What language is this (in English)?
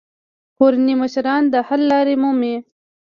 Pashto